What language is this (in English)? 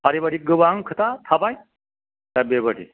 Bodo